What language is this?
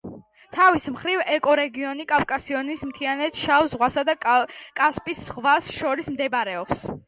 Georgian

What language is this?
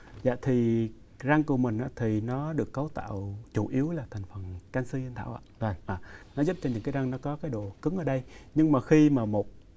Vietnamese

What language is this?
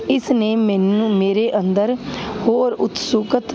Punjabi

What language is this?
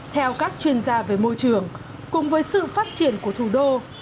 Vietnamese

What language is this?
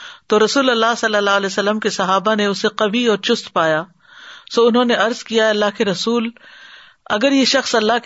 Urdu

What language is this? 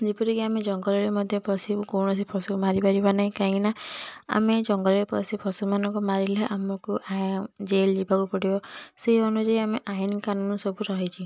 Odia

